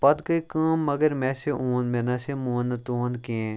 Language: Kashmiri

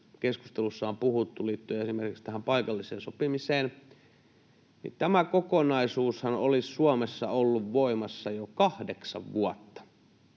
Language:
Finnish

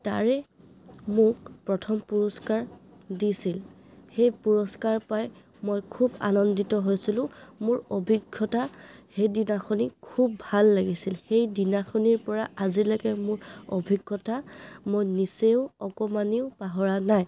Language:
Assamese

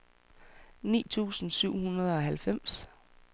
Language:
Danish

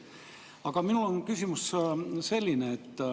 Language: Estonian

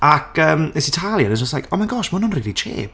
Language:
Welsh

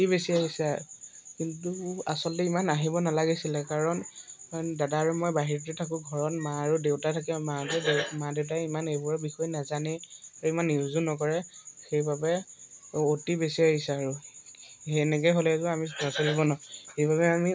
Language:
Assamese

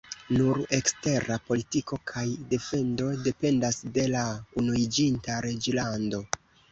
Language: Esperanto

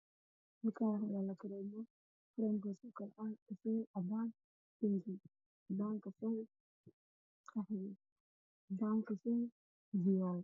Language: Somali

